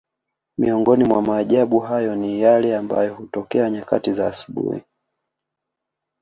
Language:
Swahili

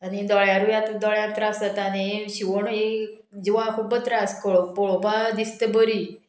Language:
Konkani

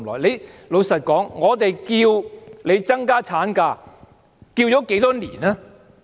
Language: Cantonese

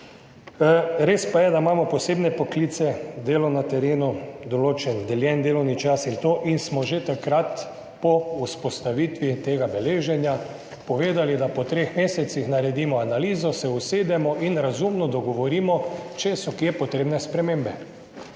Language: Slovenian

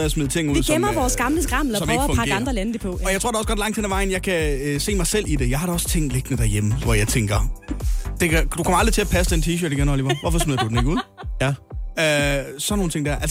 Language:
Danish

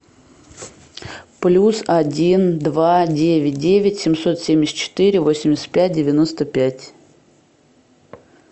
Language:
Russian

